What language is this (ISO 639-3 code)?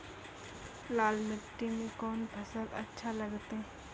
mai